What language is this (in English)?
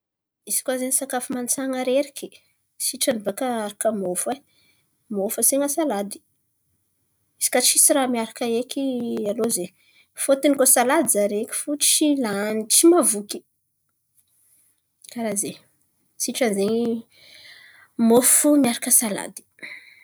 Antankarana Malagasy